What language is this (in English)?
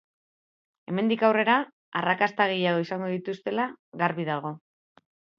Basque